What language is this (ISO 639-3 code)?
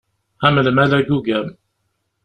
kab